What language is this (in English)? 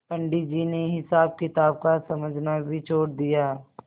Hindi